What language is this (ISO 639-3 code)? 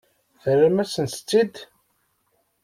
kab